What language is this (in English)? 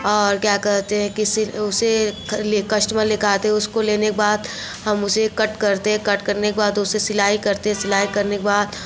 Hindi